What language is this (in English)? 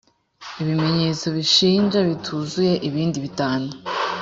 Kinyarwanda